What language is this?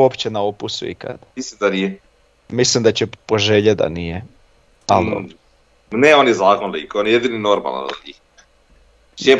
Croatian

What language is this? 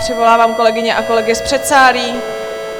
Czech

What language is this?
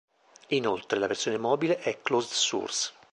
Italian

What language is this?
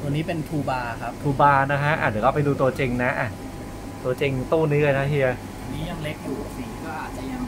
Thai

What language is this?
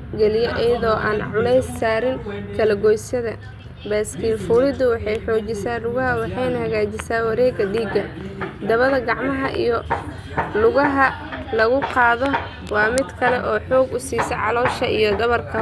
Somali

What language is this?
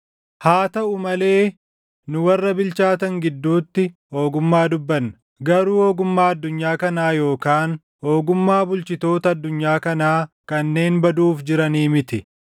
Oromo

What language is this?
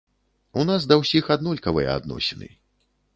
Belarusian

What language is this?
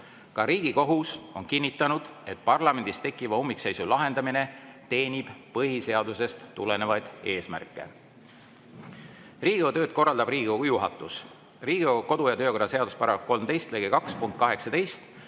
Estonian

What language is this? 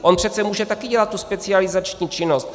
Czech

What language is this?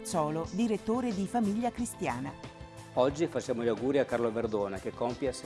Italian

